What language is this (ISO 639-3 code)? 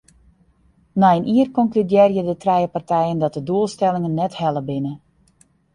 fry